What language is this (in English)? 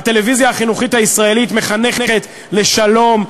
Hebrew